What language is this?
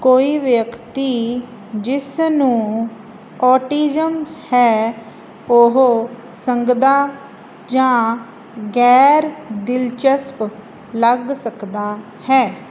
Punjabi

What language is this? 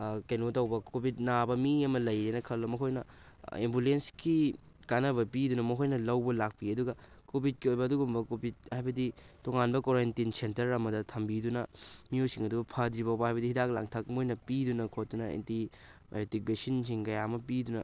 Manipuri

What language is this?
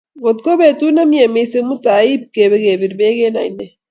Kalenjin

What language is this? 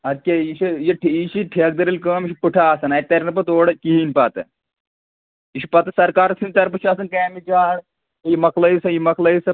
Kashmiri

